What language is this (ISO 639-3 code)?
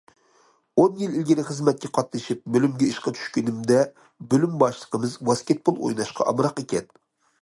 uig